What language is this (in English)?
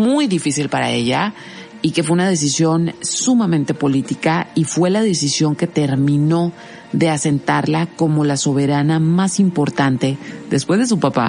Spanish